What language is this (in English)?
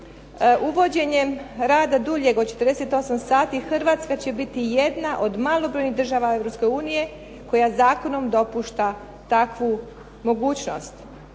Croatian